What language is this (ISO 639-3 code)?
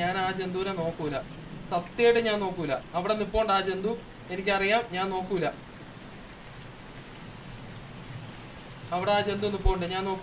hin